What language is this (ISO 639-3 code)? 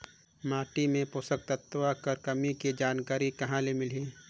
hne